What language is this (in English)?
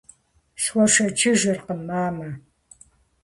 Kabardian